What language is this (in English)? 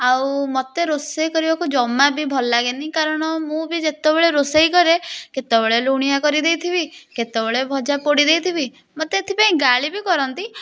Odia